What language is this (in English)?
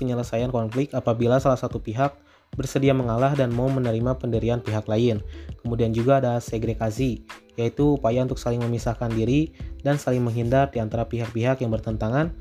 Indonesian